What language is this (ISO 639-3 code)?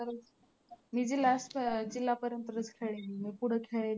mar